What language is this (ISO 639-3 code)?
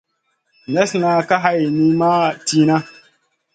mcn